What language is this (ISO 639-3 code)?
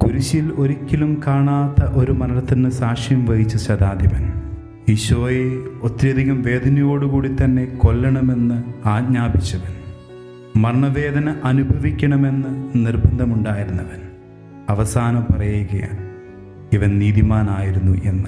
mal